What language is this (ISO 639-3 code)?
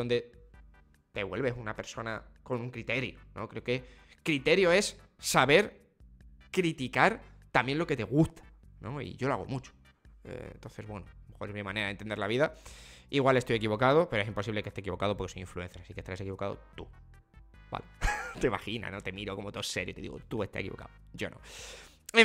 spa